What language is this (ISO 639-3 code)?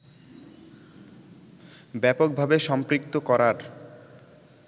ben